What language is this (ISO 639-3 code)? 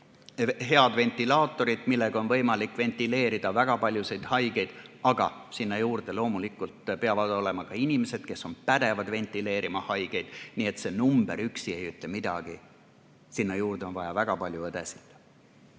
est